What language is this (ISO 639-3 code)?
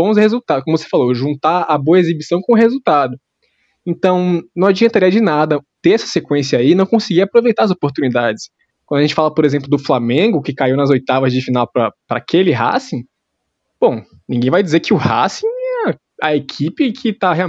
por